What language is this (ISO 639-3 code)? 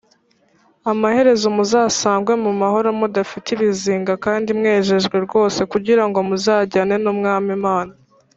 kin